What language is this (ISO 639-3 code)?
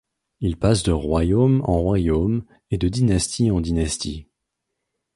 fra